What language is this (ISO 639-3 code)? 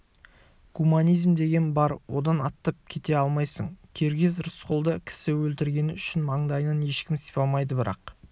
kaz